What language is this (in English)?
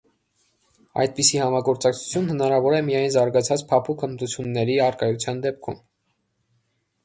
Armenian